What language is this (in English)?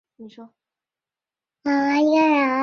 Chinese